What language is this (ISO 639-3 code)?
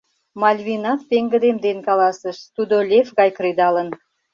chm